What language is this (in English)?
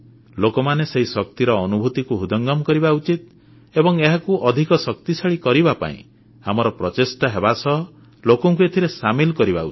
Odia